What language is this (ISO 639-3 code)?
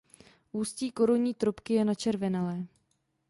ces